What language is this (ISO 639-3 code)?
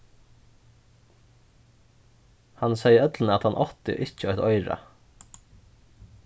fao